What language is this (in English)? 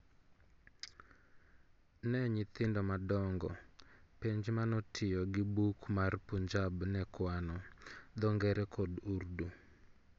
Luo (Kenya and Tanzania)